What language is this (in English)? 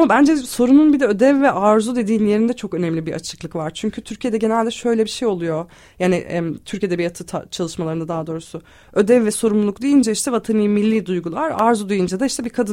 Turkish